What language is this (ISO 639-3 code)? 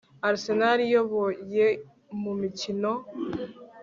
kin